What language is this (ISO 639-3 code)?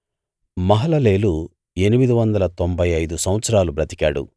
tel